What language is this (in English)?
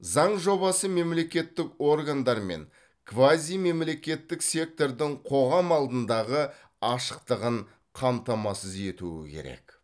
Kazakh